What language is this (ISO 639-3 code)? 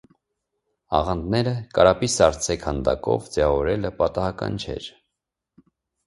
hye